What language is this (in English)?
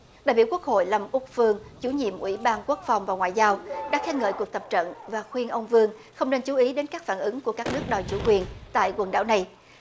Vietnamese